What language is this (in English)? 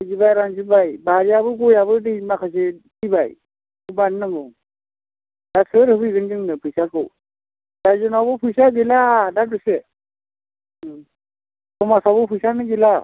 Bodo